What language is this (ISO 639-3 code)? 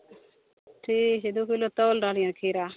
mai